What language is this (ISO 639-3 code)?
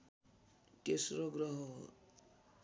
nep